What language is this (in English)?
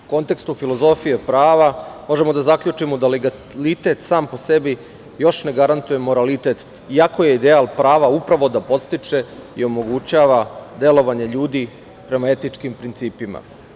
Serbian